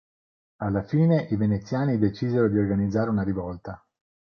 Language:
Italian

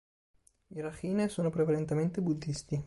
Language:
Italian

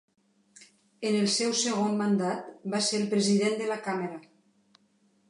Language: Catalan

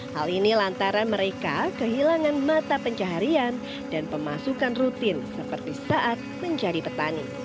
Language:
Indonesian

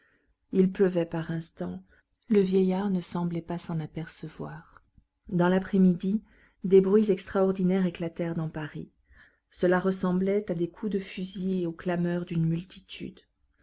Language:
French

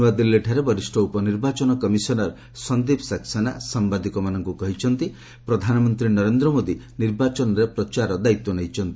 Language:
Odia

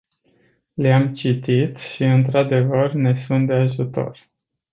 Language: Romanian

